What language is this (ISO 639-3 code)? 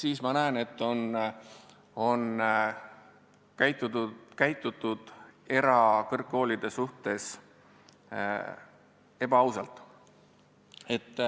est